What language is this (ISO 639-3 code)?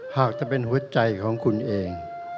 tha